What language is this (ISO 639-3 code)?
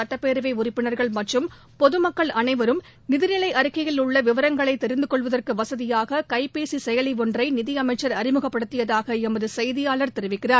tam